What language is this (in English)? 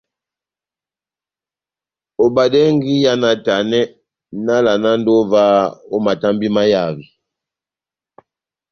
Batanga